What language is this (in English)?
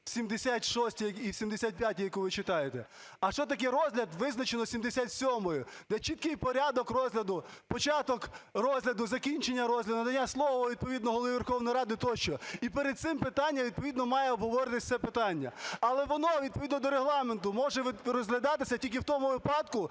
Ukrainian